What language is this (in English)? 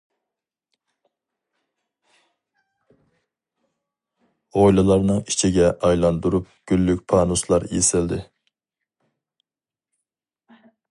Uyghur